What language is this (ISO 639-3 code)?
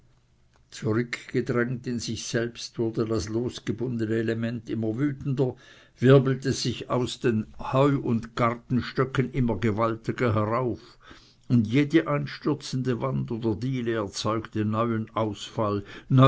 deu